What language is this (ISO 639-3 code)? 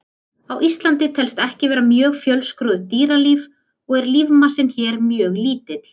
isl